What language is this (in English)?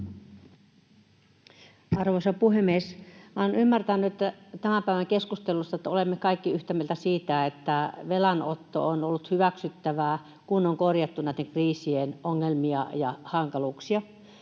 Finnish